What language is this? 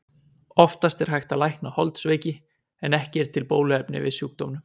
Icelandic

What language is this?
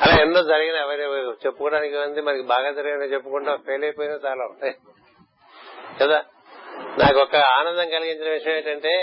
Telugu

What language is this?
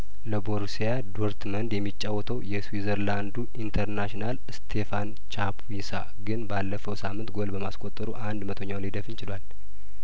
Amharic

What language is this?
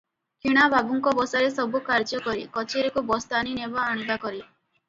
Odia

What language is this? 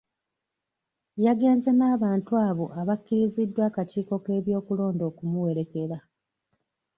Ganda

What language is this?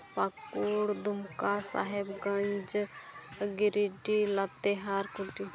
Santali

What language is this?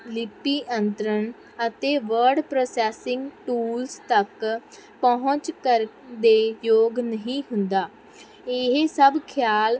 Punjabi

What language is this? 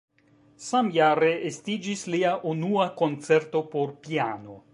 Esperanto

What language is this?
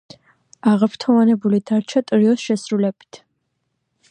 Georgian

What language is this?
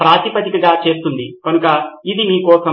Telugu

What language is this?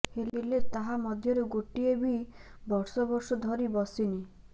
Odia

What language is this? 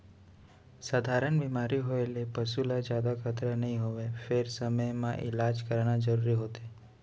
Chhattisgarhi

